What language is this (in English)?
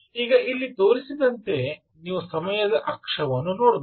Kannada